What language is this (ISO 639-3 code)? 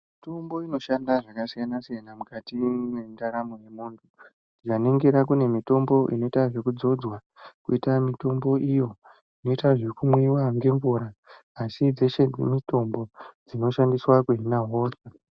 ndc